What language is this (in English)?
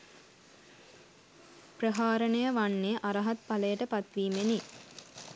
Sinhala